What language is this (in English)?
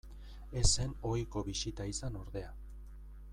Basque